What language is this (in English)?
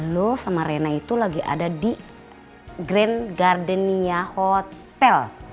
Indonesian